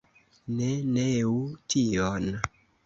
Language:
Esperanto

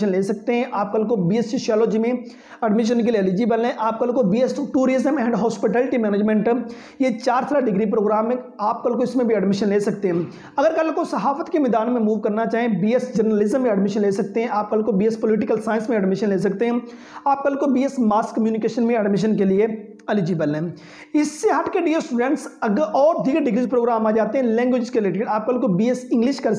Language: Hindi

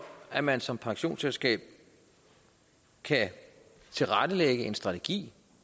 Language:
Danish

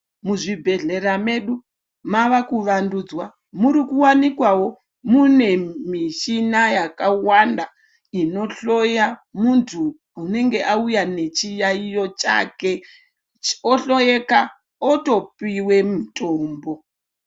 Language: Ndau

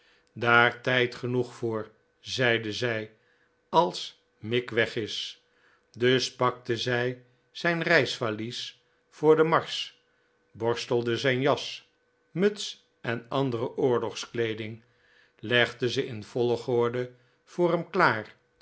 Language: Dutch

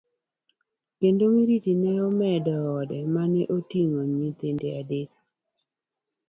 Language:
Luo (Kenya and Tanzania)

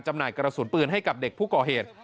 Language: Thai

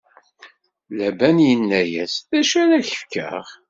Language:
Kabyle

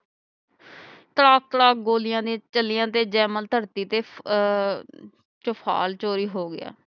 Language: Punjabi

